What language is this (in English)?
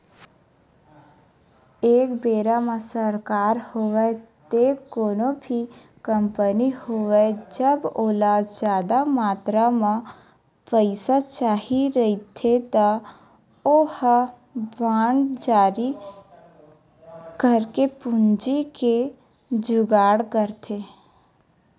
Chhattisgarhi